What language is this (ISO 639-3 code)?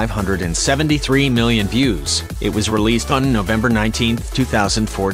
eng